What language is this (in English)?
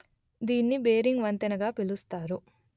Telugu